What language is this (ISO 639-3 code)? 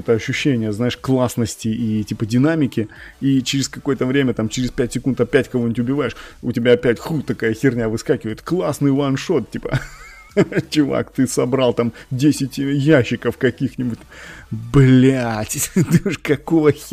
rus